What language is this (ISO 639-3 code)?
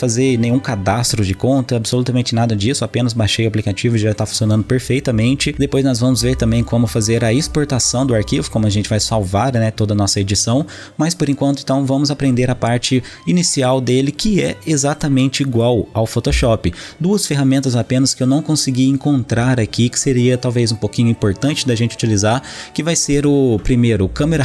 por